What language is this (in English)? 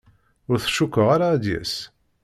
Kabyle